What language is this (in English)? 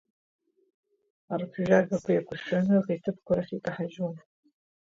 Abkhazian